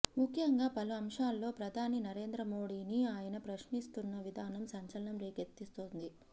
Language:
Telugu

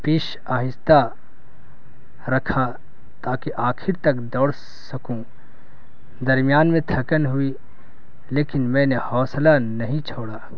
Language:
Urdu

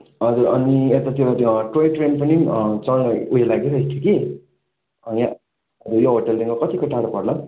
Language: Nepali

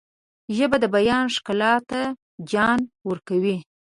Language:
Pashto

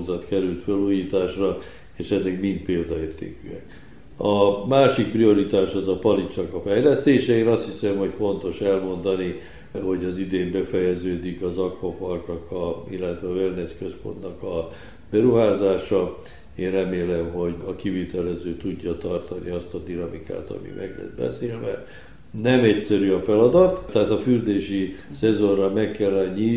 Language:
Hungarian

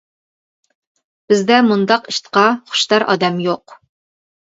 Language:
Uyghur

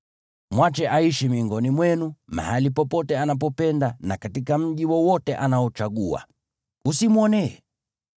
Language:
Swahili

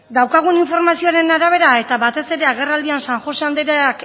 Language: Basque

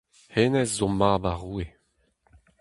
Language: Breton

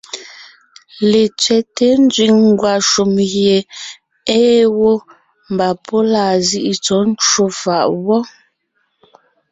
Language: Ngiemboon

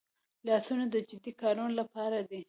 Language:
Pashto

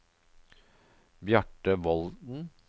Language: Norwegian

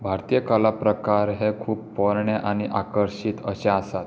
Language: Konkani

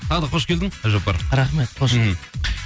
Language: Kazakh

